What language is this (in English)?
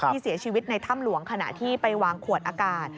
Thai